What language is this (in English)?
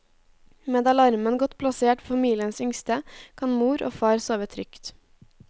Norwegian